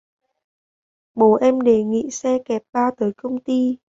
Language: Vietnamese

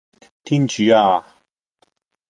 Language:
Cantonese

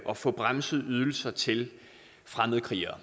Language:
Danish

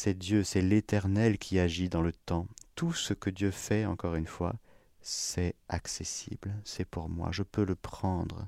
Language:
French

